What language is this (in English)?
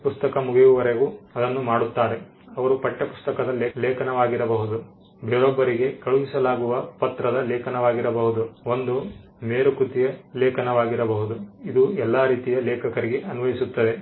Kannada